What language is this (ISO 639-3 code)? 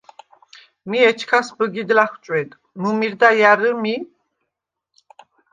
sva